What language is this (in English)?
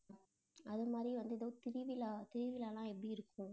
Tamil